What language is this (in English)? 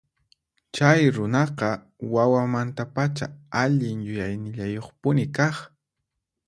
Puno Quechua